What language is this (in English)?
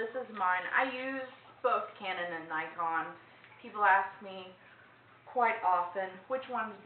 English